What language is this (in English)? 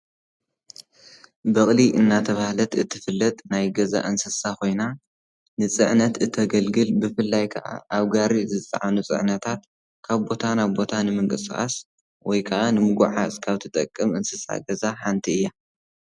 Tigrinya